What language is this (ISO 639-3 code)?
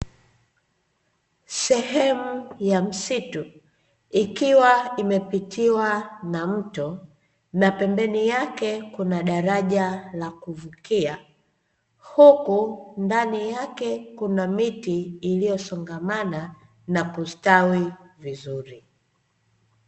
swa